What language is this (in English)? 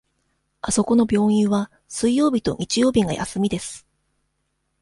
Japanese